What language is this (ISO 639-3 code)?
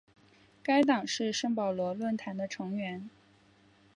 zho